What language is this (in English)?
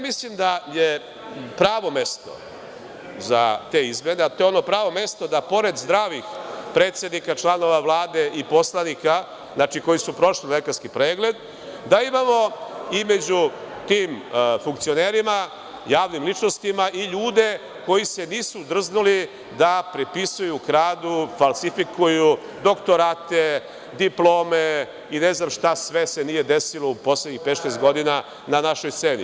Serbian